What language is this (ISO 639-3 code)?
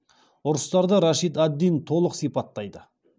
kaz